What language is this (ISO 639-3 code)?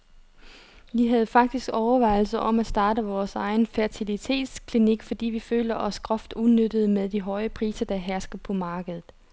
dan